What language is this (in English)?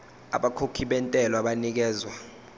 Zulu